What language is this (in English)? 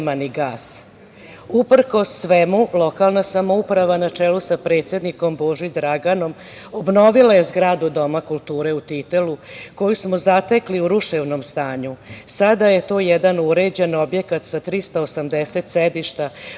Serbian